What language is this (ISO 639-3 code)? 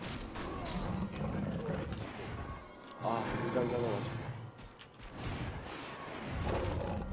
kor